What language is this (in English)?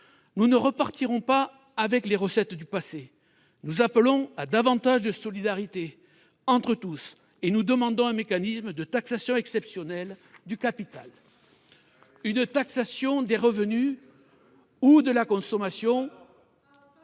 French